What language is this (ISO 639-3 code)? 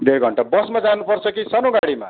nep